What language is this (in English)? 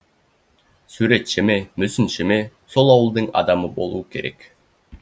Kazakh